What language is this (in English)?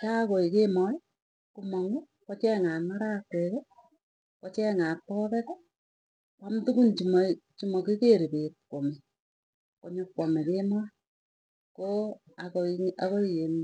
Tugen